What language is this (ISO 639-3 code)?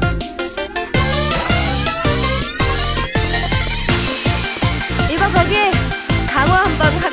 kor